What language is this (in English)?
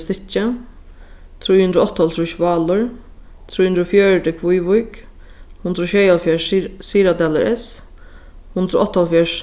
Faroese